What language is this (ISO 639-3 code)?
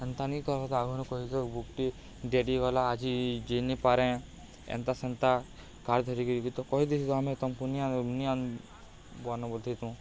ori